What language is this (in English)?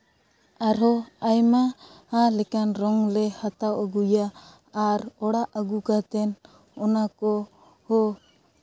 Santali